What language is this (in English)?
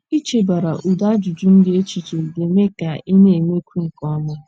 Igbo